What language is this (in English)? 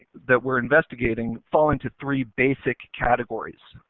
English